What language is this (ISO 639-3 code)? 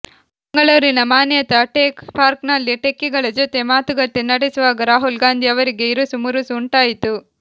kan